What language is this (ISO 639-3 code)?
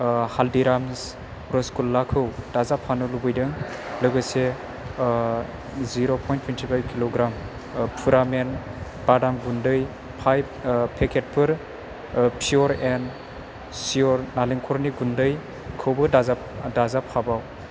brx